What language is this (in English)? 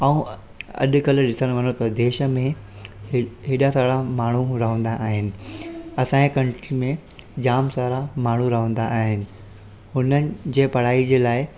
Sindhi